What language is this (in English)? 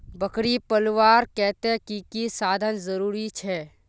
Magahi